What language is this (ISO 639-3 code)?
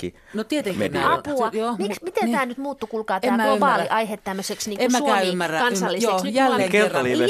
fin